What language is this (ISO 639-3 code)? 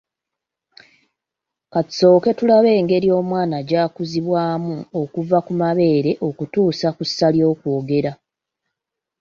lug